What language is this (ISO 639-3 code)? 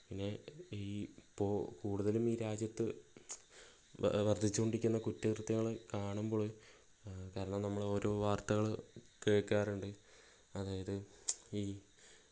mal